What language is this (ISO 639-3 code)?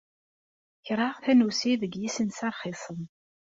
kab